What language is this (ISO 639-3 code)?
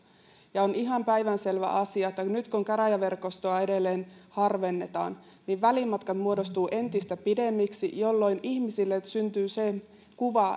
fin